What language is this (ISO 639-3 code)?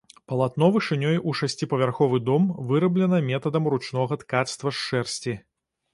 bel